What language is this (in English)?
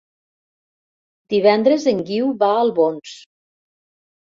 Catalan